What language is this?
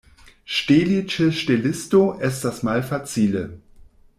Esperanto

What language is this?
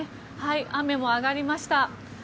Japanese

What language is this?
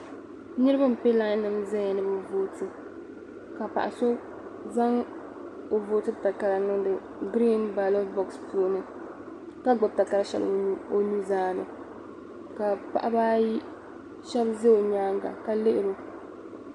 Dagbani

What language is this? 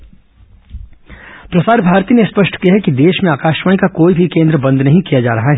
Hindi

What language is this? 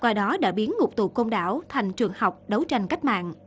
Vietnamese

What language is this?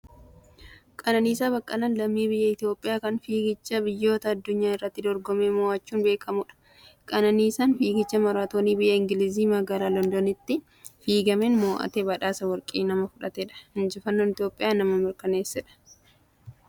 Oromo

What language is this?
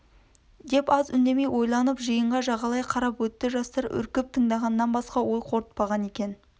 Kazakh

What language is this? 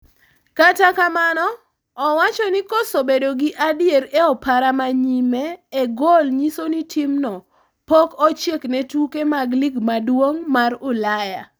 Luo (Kenya and Tanzania)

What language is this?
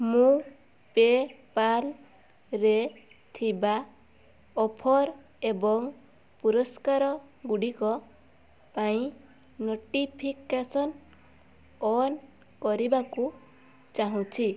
Odia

